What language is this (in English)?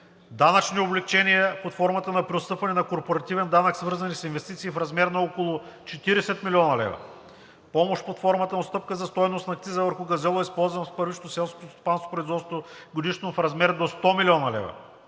Bulgarian